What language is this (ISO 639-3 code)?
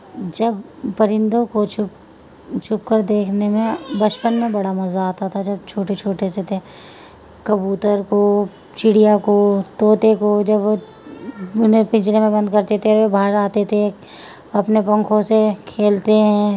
urd